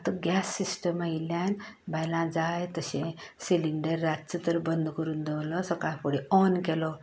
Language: Konkani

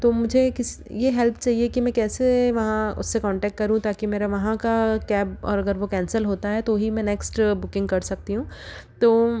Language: Hindi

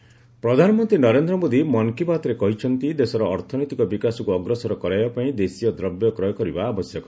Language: Odia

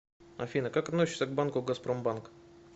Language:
Russian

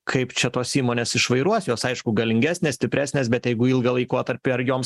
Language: Lithuanian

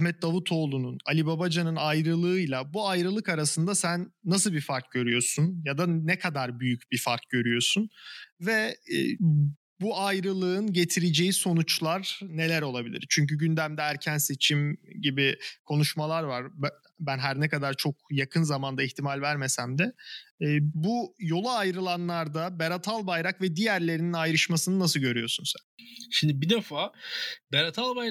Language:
Turkish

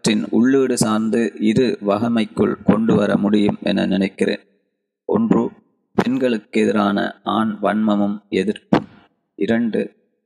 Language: Tamil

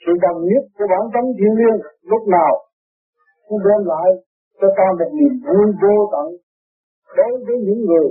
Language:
Vietnamese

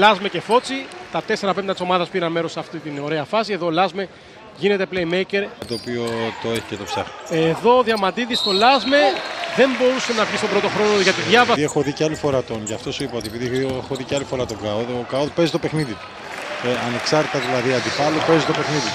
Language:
Greek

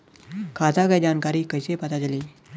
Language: Bhojpuri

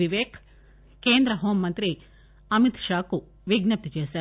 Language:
Telugu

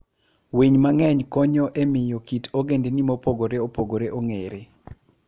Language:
Luo (Kenya and Tanzania)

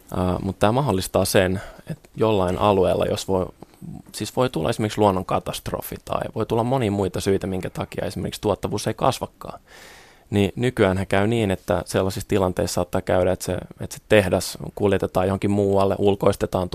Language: Finnish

